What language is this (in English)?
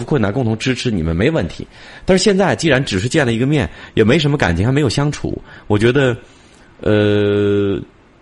Chinese